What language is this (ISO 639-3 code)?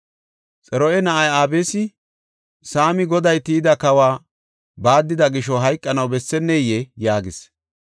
gof